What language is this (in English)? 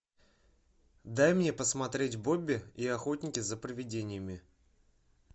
Russian